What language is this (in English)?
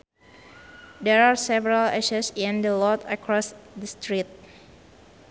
Sundanese